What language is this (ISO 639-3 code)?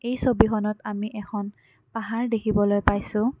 asm